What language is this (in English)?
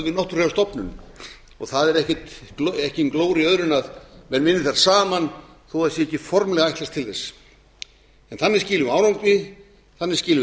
Icelandic